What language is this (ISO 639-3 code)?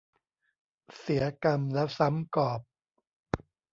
tha